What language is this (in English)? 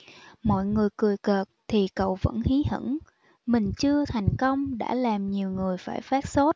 Vietnamese